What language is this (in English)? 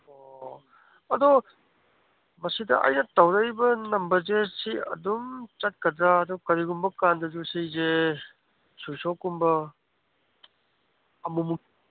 Manipuri